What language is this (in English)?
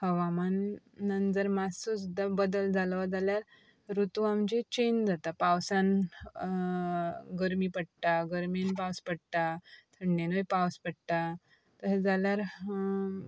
Konkani